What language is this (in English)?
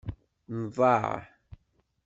Kabyle